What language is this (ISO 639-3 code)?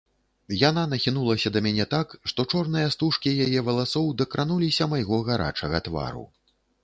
bel